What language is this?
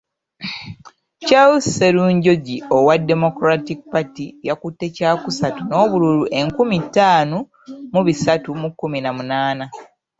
Ganda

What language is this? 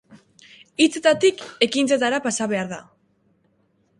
Basque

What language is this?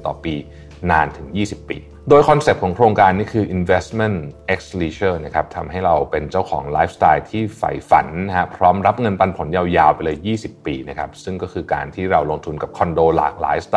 Thai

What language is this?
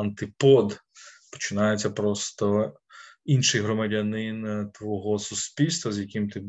Ukrainian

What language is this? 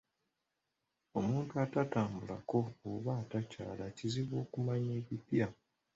Ganda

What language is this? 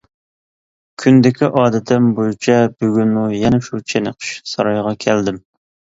Uyghur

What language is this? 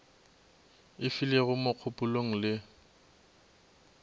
Northern Sotho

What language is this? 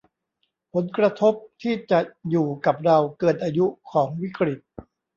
Thai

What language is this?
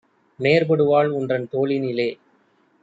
Tamil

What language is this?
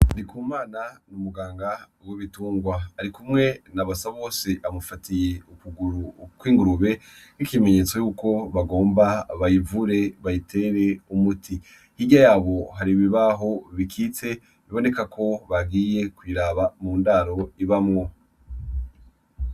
Rundi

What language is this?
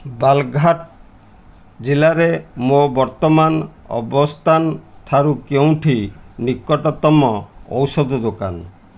Odia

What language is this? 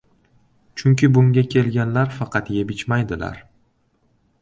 Uzbek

